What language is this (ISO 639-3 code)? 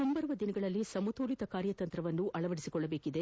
kan